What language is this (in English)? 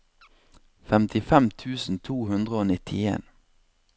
Norwegian